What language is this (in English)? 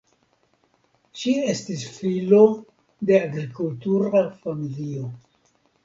Esperanto